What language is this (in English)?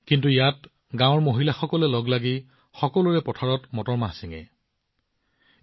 Assamese